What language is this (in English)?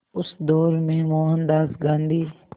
Hindi